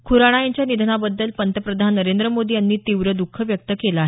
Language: Marathi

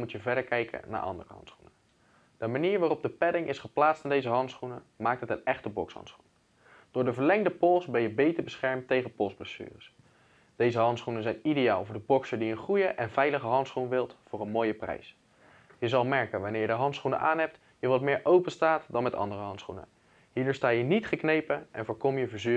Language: Dutch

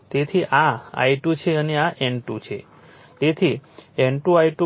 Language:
Gujarati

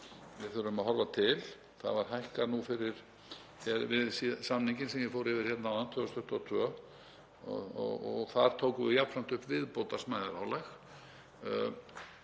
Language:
Icelandic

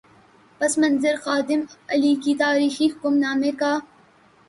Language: Urdu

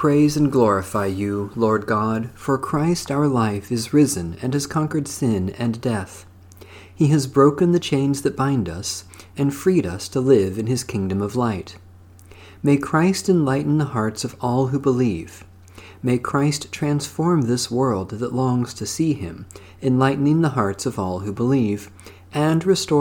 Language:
English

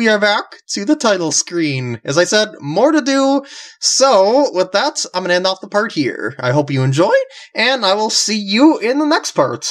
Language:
English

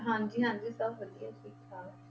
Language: Punjabi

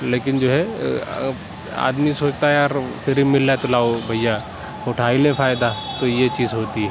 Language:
Urdu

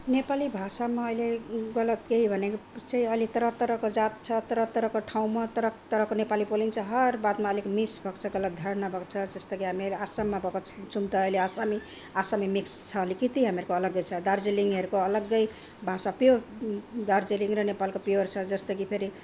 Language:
Nepali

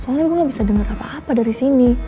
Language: Indonesian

